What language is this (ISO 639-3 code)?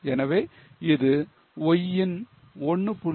tam